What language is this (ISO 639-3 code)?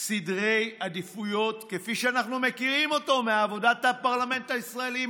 heb